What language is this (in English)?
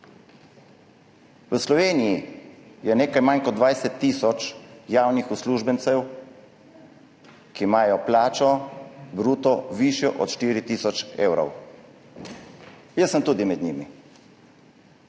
Slovenian